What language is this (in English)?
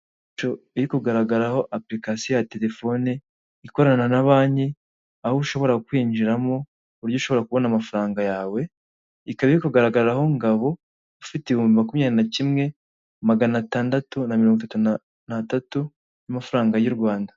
Kinyarwanda